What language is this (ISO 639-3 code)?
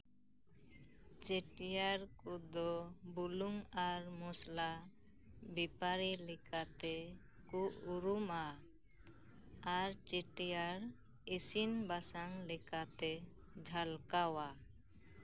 sat